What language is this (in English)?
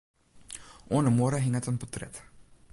Western Frisian